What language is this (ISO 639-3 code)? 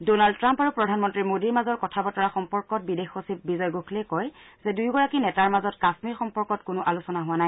asm